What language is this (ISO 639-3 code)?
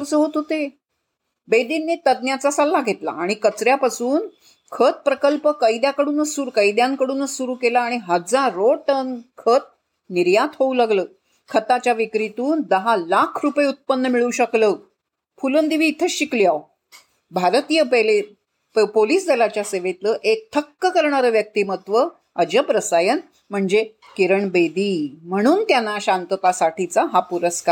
mar